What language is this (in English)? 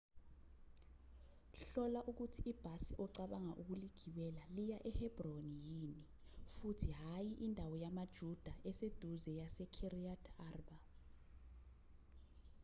Zulu